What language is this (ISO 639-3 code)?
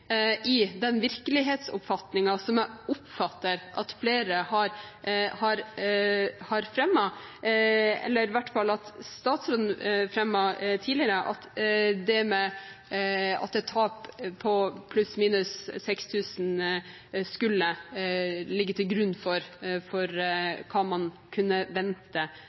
nob